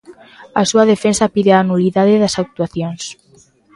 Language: Galician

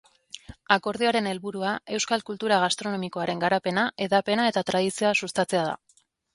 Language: Basque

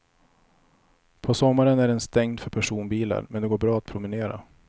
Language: Swedish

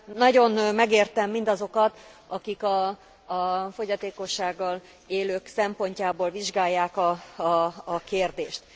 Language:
Hungarian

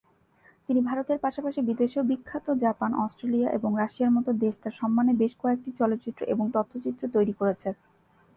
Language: Bangla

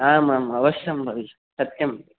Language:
Sanskrit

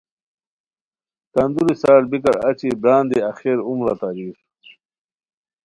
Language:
Khowar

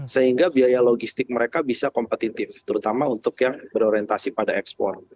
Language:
Indonesian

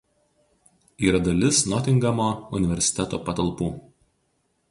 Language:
Lithuanian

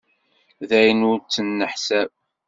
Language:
Kabyle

